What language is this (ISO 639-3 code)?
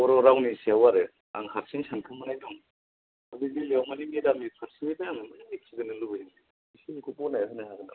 brx